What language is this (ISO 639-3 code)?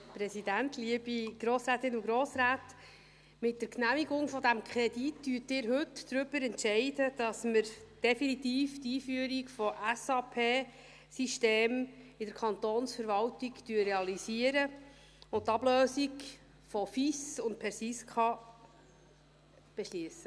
gsw